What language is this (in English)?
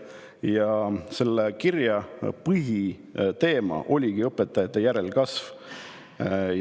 Estonian